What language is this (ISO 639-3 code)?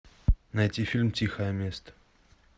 rus